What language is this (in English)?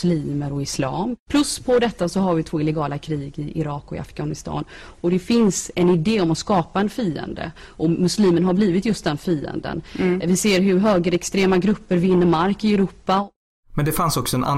Swedish